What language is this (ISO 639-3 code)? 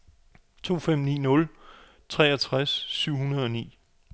dan